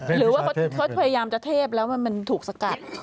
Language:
Thai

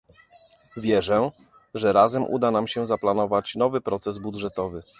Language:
Polish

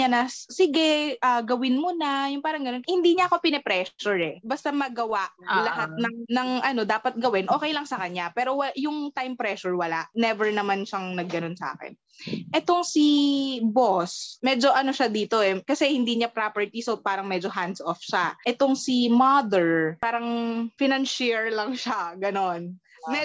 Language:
Filipino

